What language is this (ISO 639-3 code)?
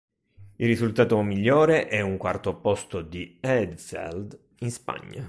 ita